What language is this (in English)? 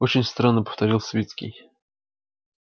Russian